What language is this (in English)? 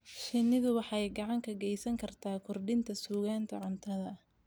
Somali